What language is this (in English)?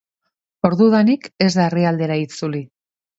Basque